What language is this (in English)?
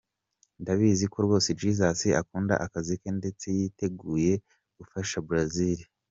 Kinyarwanda